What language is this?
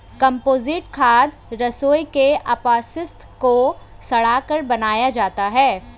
Hindi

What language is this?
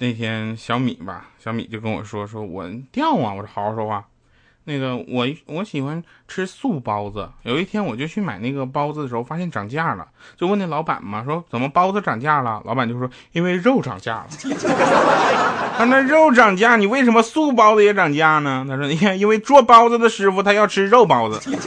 Chinese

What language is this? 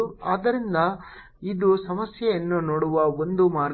Kannada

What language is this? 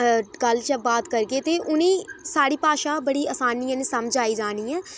Dogri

